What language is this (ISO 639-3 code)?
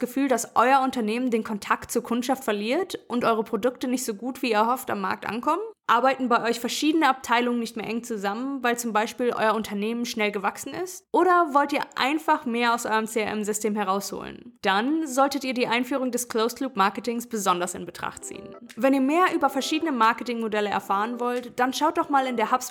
deu